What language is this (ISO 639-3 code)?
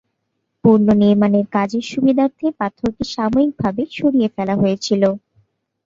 ben